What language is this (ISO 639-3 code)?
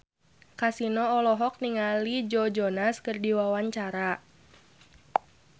sun